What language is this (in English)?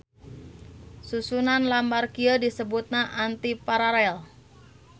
Sundanese